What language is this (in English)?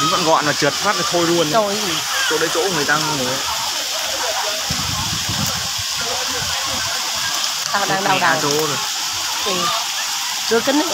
Vietnamese